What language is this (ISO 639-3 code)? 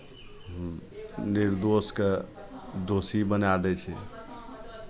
mai